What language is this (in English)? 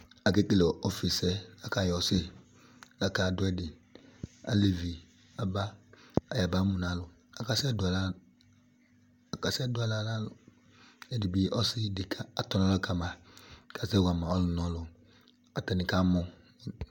Ikposo